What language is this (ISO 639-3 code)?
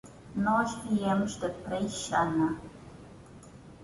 por